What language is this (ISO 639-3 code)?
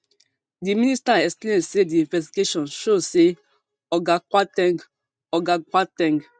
pcm